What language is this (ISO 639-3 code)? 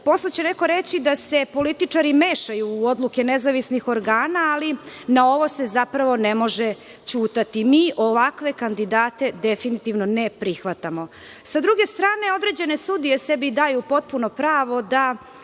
srp